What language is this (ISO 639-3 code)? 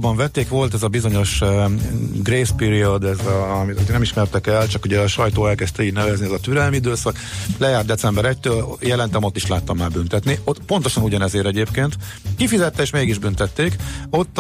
hun